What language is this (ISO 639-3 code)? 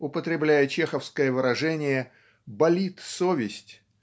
rus